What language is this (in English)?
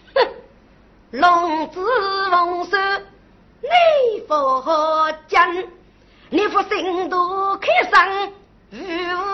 Chinese